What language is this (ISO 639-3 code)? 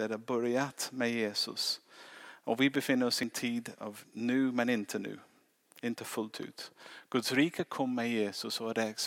swe